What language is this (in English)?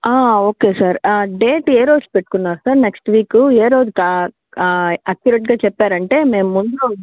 Telugu